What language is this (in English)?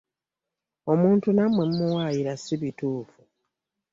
Ganda